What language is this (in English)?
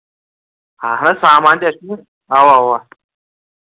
Kashmiri